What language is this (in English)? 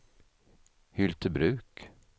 Swedish